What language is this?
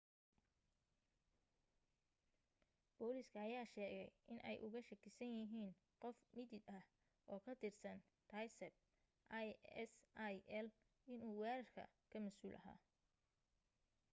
Somali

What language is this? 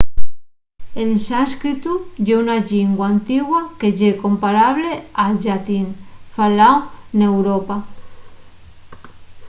Asturian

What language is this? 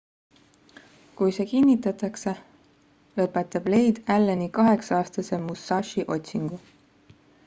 Estonian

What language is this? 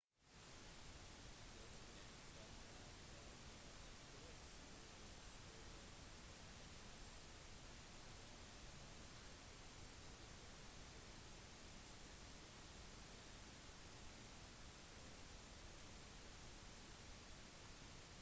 Norwegian Bokmål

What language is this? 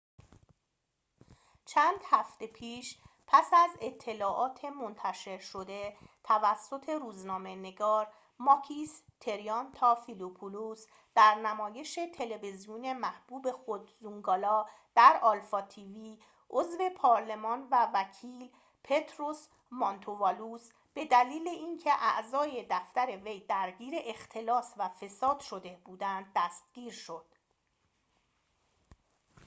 Persian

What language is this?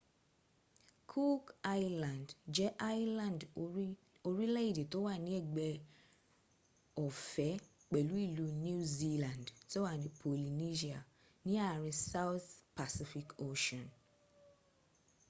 Yoruba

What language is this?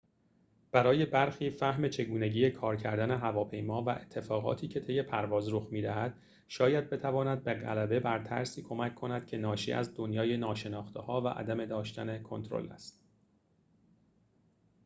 Persian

